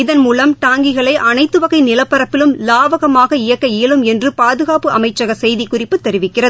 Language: Tamil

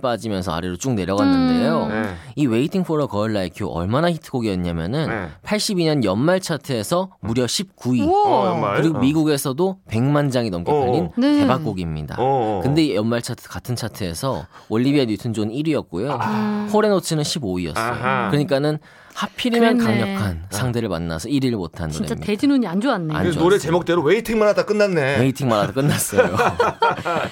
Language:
Korean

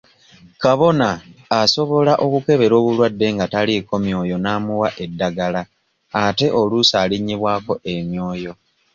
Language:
Ganda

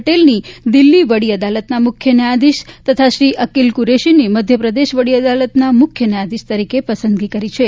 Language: Gujarati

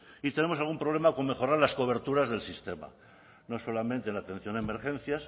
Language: Spanish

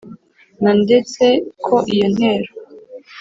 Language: Kinyarwanda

